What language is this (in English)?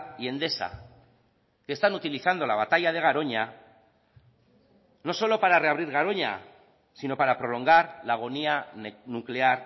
Spanish